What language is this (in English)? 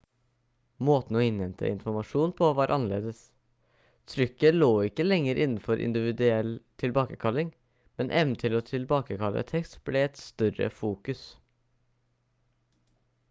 Norwegian Bokmål